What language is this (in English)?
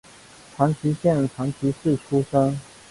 Chinese